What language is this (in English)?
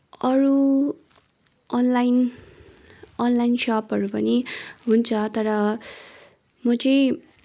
Nepali